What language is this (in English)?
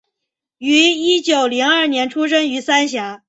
Chinese